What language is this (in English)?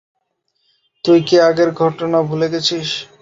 Bangla